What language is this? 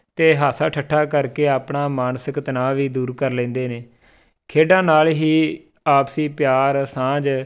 Punjabi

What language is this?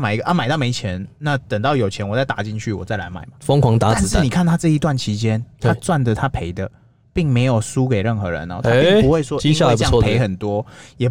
Chinese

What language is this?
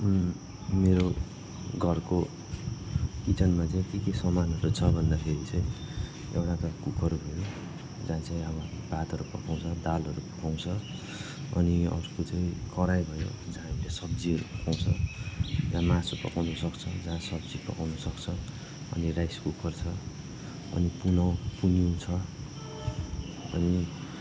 Nepali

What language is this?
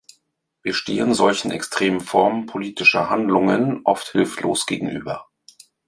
German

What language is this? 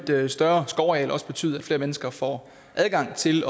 Danish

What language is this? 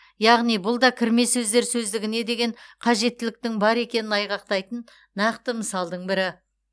Kazakh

